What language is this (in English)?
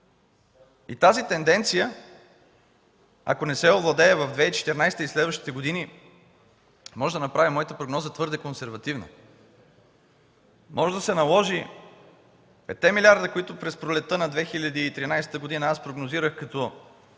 Bulgarian